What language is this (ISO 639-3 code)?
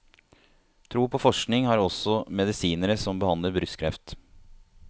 nor